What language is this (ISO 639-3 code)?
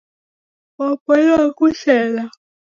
dav